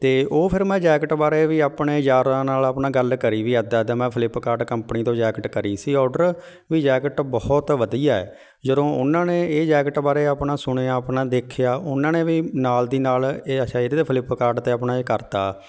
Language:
Punjabi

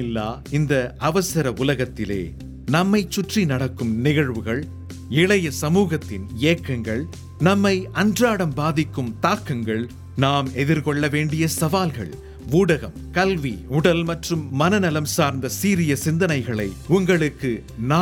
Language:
Tamil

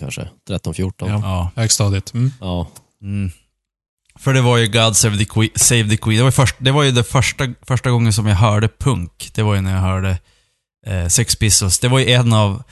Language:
Swedish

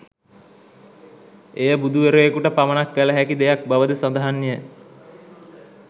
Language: Sinhala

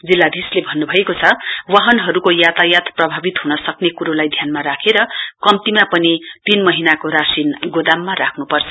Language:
Nepali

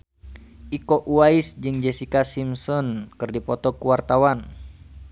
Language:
Sundanese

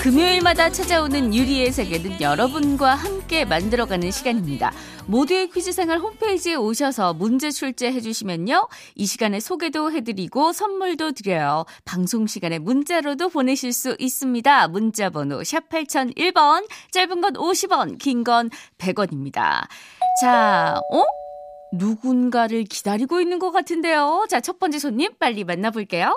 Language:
Korean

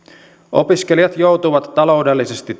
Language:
Finnish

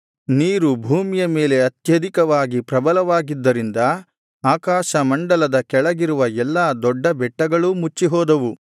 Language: Kannada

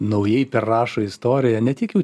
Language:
Lithuanian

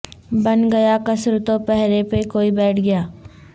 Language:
Urdu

